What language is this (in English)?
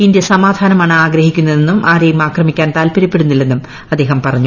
Malayalam